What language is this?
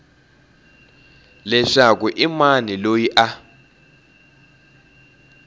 Tsonga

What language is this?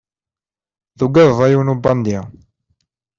Kabyle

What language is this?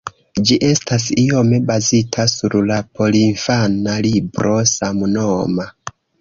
Esperanto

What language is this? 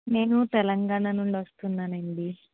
Telugu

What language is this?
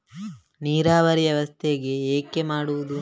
Kannada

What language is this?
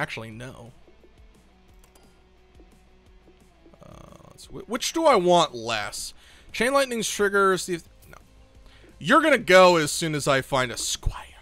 English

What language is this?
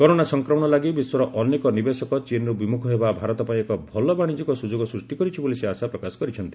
Odia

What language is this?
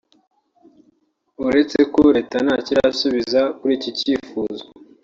Kinyarwanda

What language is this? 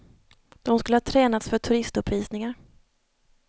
Swedish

